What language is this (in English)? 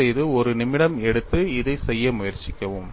Tamil